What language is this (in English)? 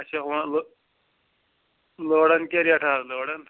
Kashmiri